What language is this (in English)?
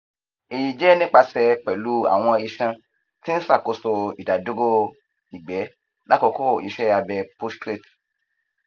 Yoruba